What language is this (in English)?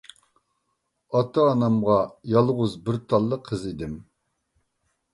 Uyghur